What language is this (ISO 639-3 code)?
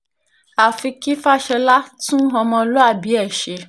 yor